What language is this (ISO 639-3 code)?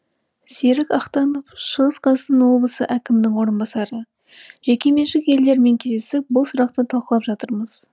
kaz